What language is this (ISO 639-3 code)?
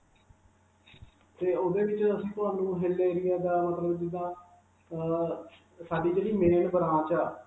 pan